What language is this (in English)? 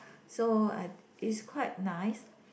English